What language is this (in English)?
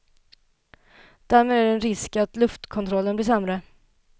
Swedish